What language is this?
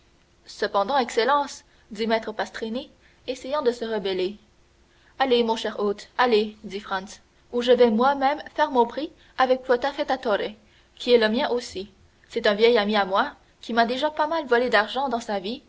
French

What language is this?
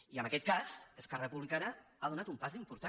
Catalan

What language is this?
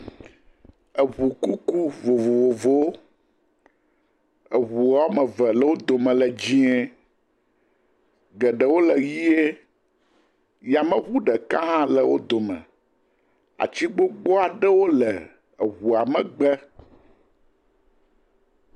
Ewe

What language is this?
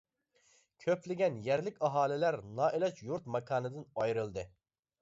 Uyghur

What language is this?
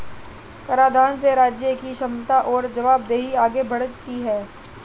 Hindi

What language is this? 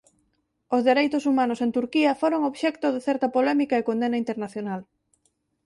Galician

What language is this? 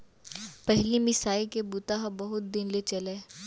Chhattisgarhi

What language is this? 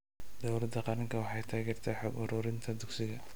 Somali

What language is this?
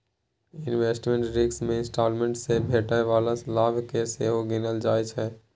Maithili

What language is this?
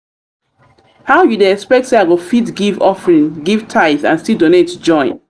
Nigerian Pidgin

